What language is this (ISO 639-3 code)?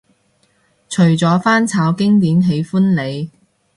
yue